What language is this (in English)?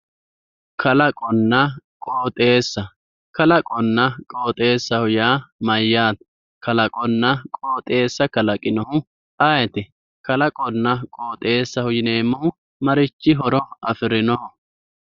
Sidamo